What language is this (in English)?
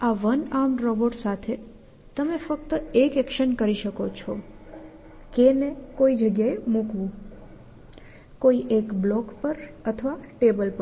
Gujarati